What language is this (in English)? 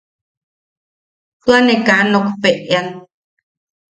Yaqui